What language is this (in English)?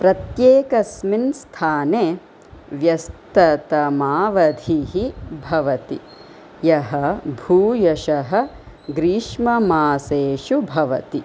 Sanskrit